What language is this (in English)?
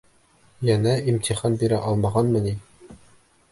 Bashkir